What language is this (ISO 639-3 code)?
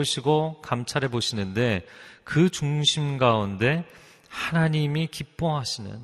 kor